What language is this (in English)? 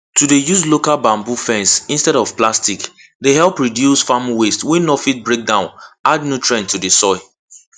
Nigerian Pidgin